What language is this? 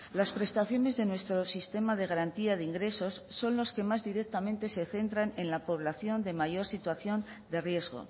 Spanish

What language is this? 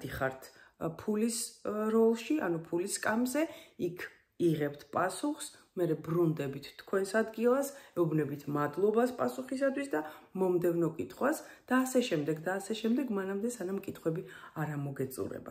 Romanian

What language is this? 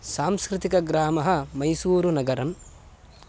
Sanskrit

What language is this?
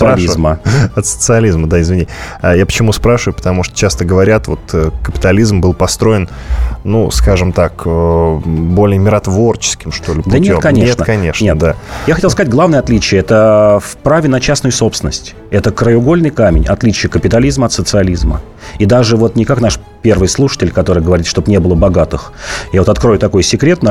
Russian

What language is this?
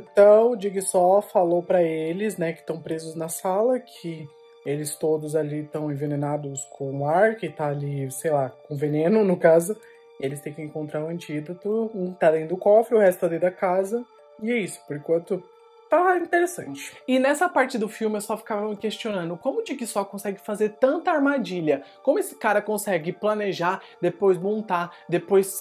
Portuguese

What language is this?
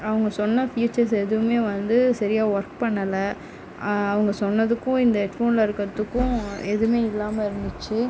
Tamil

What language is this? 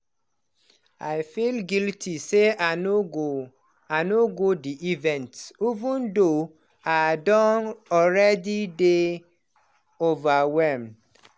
Nigerian Pidgin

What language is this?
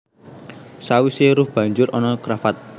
Javanese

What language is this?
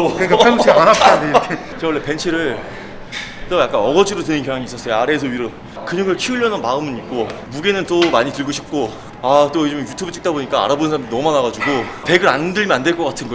Korean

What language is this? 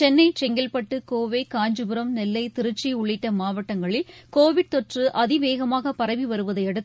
Tamil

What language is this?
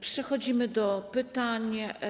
Polish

